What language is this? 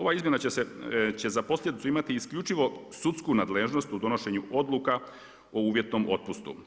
Croatian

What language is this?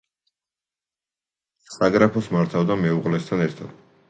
Georgian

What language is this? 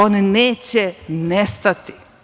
Serbian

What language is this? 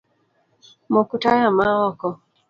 Luo (Kenya and Tanzania)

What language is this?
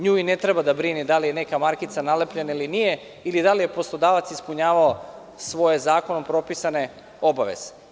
Serbian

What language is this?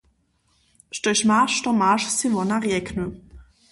Upper Sorbian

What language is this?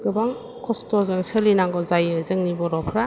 Bodo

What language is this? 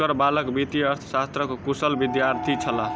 Maithili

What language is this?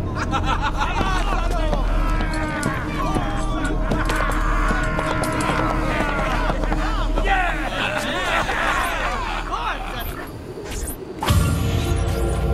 Italian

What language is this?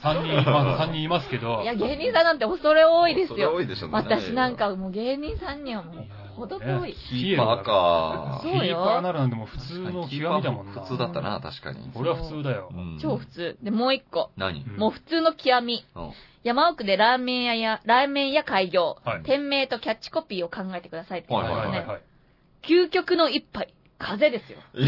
Japanese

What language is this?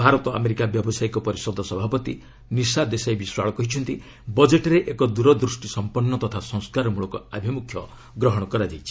Odia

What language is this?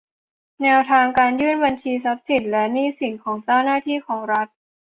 Thai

